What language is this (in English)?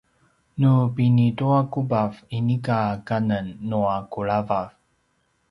Paiwan